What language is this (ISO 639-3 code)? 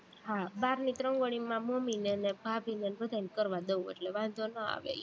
guj